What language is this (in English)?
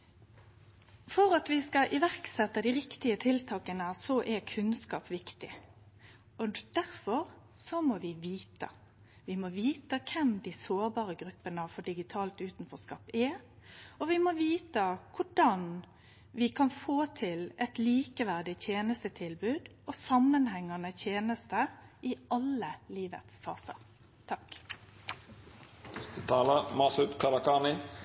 Norwegian Nynorsk